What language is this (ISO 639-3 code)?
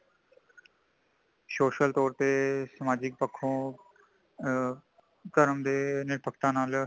pan